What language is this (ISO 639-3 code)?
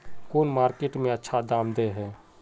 mag